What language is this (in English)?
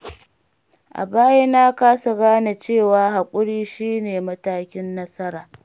Hausa